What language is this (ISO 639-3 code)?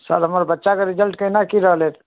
mai